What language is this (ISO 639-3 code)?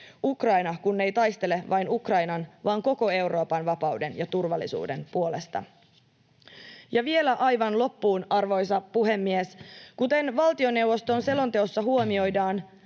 fin